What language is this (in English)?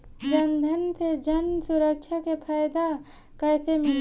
Bhojpuri